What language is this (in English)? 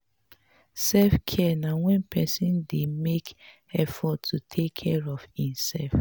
Nigerian Pidgin